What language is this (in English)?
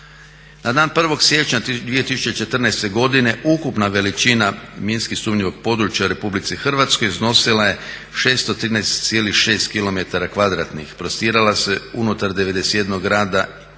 Croatian